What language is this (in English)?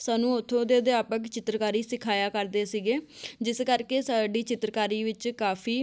Punjabi